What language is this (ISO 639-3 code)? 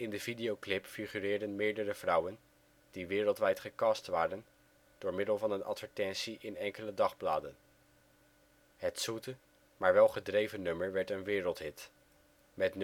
nld